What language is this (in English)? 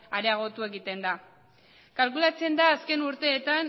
Basque